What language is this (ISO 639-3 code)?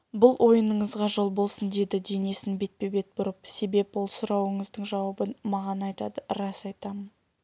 kaz